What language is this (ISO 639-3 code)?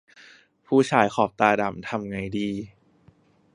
tha